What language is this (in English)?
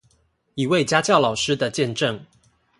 Chinese